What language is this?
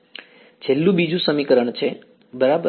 Gujarati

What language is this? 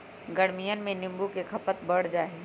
Magahi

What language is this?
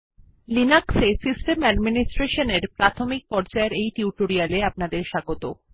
Bangla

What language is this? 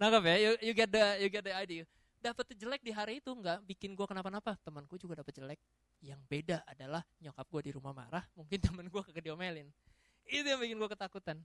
Indonesian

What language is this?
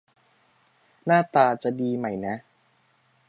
Thai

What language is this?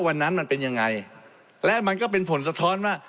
Thai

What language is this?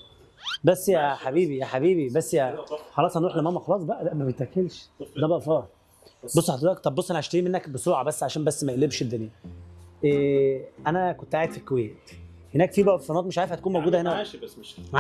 Arabic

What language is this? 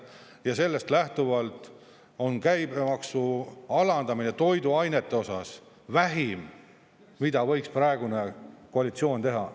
Estonian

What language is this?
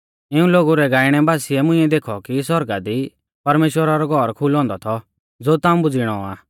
Mahasu Pahari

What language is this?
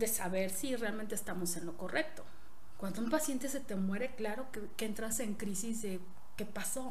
Spanish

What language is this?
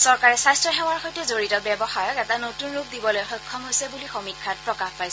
Assamese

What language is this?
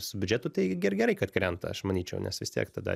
Lithuanian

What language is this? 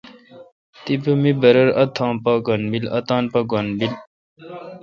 Kalkoti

